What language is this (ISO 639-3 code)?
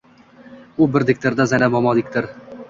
uzb